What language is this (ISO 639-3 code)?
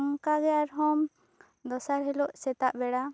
sat